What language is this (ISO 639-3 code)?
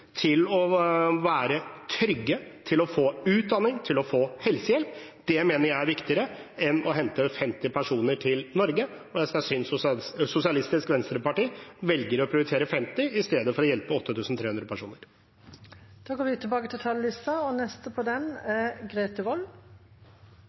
nor